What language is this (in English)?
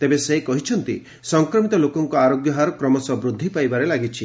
Odia